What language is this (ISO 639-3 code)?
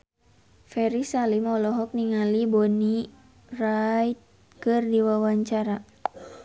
sun